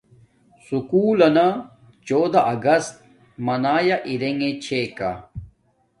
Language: Domaaki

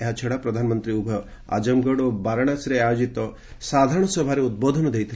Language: Odia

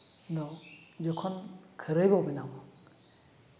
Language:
Santali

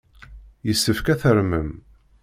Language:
Kabyle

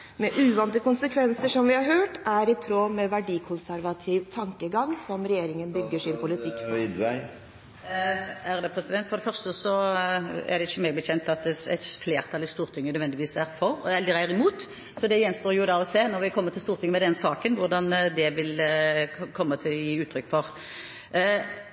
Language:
Norwegian Bokmål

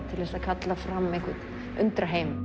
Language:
Icelandic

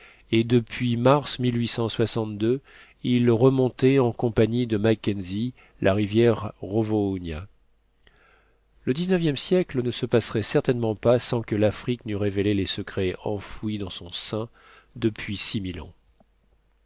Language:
French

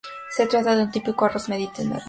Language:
Spanish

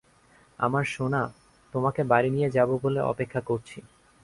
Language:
Bangla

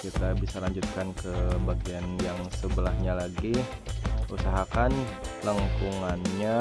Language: Indonesian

